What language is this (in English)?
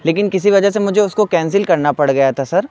Urdu